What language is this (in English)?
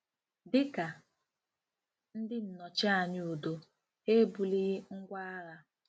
Igbo